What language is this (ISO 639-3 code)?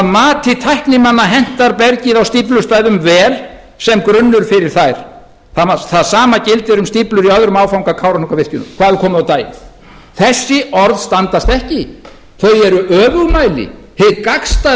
isl